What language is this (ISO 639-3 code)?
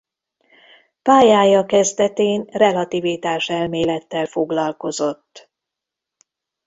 hun